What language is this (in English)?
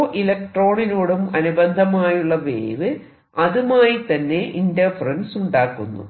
Malayalam